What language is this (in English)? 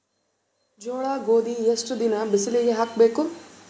Kannada